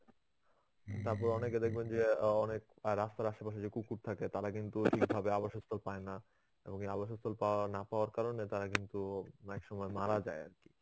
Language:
Bangla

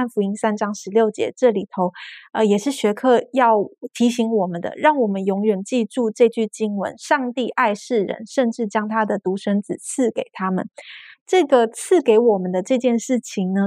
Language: Chinese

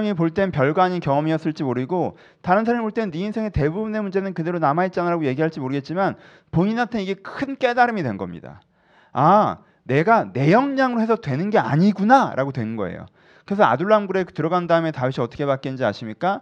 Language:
Korean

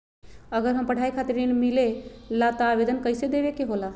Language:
Magahi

